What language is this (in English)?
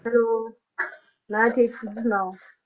Punjabi